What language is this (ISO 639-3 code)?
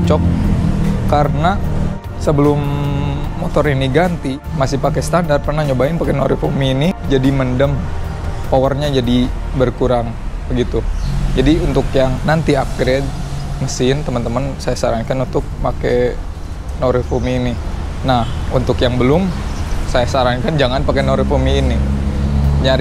ind